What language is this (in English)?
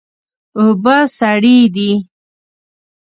Pashto